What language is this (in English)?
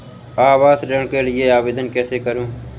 Hindi